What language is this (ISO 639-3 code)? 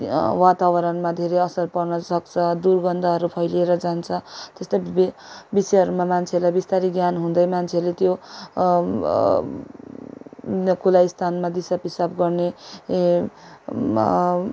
nep